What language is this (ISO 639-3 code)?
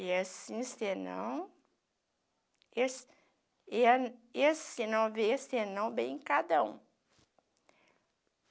por